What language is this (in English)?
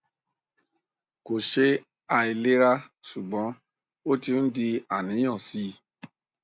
Yoruba